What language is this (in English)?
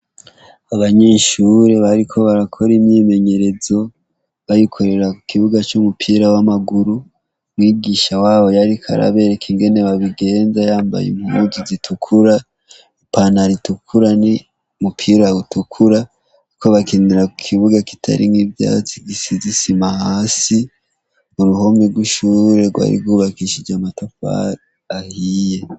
Rundi